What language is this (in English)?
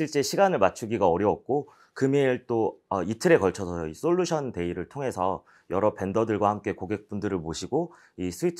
Korean